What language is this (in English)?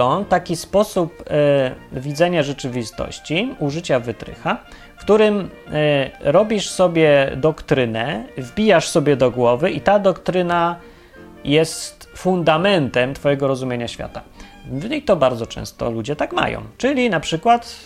Polish